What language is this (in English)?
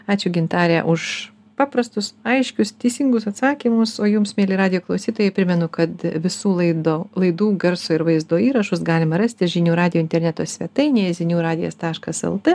Lithuanian